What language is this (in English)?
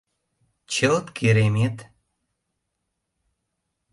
Mari